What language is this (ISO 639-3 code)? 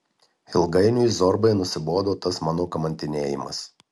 lit